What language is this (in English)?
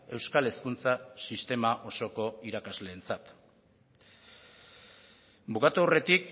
Basque